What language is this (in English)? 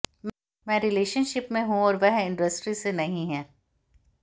Hindi